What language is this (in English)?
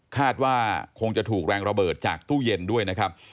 Thai